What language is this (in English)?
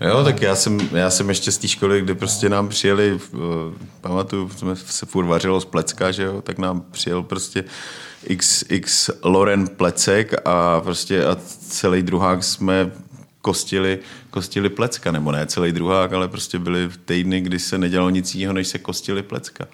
Czech